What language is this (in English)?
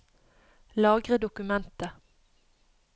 Norwegian